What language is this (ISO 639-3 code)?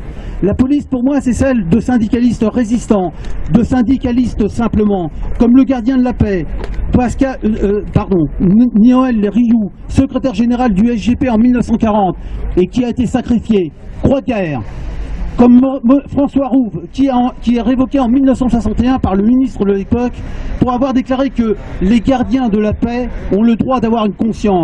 fra